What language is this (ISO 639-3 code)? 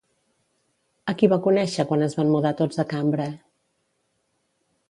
cat